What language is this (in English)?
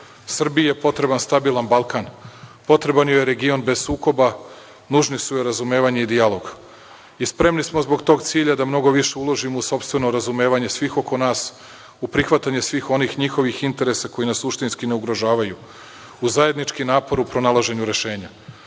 Serbian